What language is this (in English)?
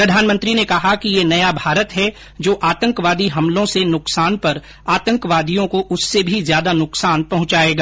Hindi